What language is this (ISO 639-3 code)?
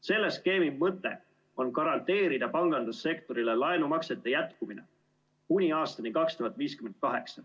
est